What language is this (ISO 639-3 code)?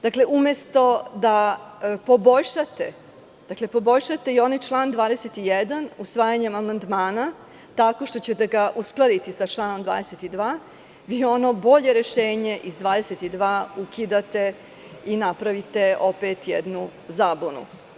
srp